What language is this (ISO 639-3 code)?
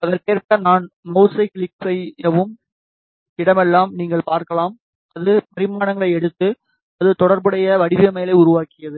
tam